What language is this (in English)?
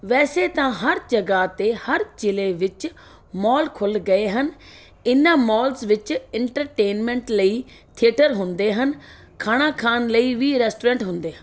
Punjabi